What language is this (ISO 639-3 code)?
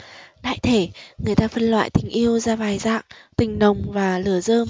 vie